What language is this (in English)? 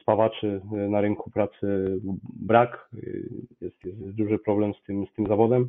Polish